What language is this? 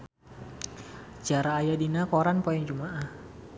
Sundanese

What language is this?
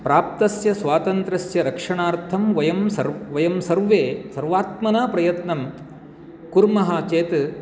Sanskrit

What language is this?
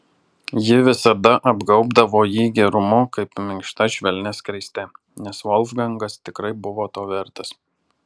Lithuanian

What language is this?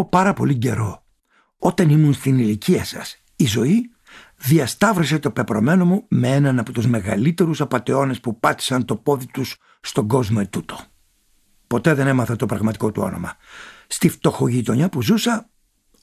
Greek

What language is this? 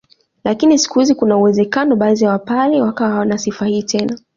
Swahili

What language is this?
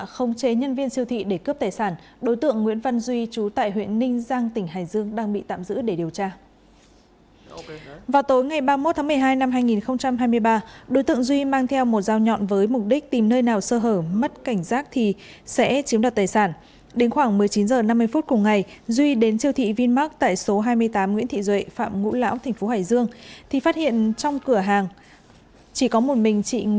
Vietnamese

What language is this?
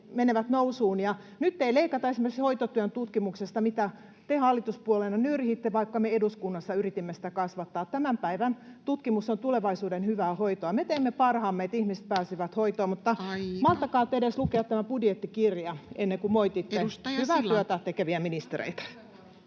Finnish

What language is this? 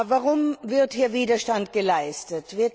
German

